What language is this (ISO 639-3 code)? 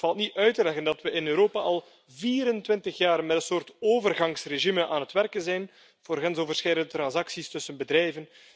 nld